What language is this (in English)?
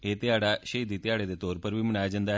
Dogri